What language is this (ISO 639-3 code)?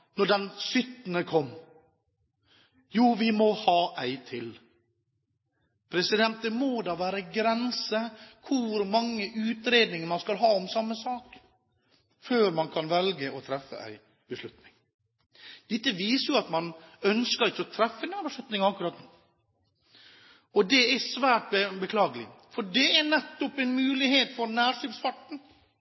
nob